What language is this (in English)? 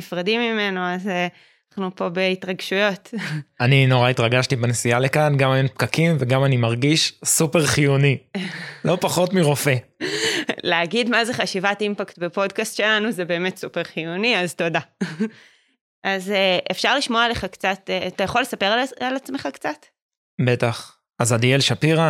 Hebrew